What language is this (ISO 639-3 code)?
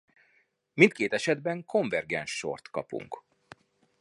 hun